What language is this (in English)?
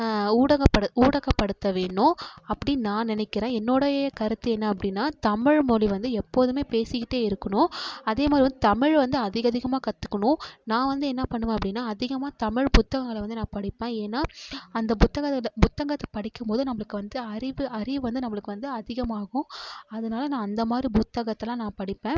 Tamil